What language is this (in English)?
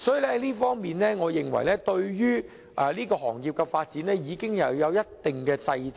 Cantonese